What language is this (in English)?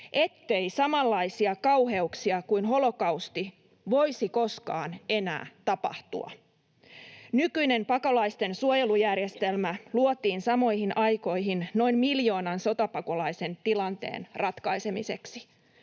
Finnish